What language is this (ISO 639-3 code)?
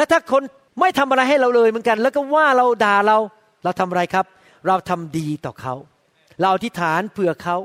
tha